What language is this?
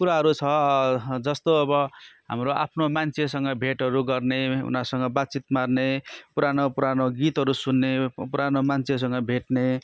Nepali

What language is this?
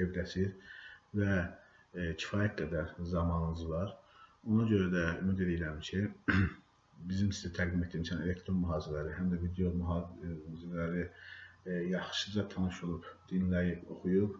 Turkish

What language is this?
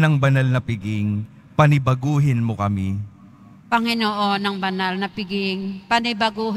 Filipino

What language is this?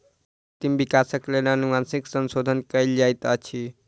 Maithili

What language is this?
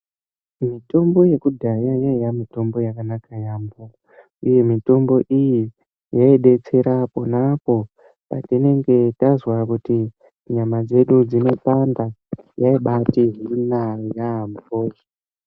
Ndau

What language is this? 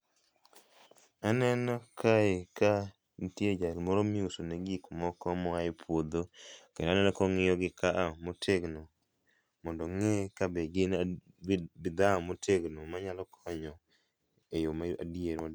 Luo (Kenya and Tanzania)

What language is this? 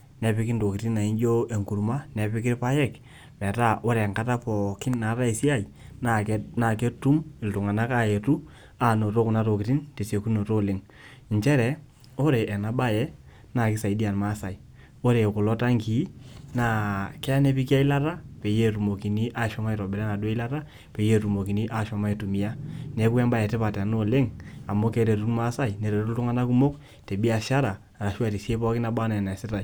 Masai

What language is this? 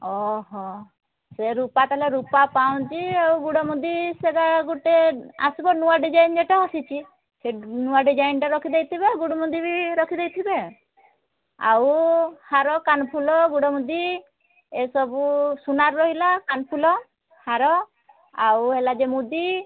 Odia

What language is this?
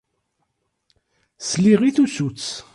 Kabyle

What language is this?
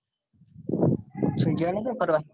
Gujarati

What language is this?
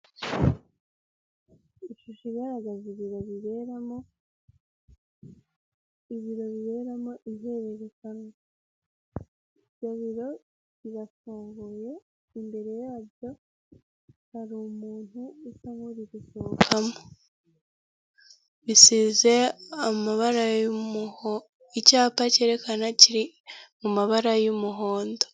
Kinyarwanda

